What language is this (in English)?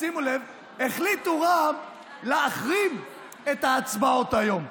Hebrew